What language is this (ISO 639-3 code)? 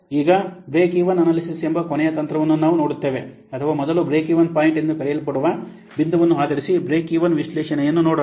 kan